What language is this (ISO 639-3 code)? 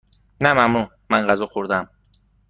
fas